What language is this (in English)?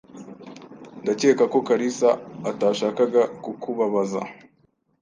Kinyarwanda